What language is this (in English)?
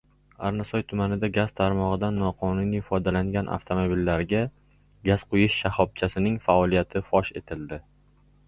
Uzbek